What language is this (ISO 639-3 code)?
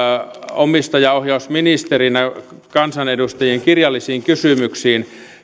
fin